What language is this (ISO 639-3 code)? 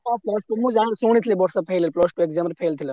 ori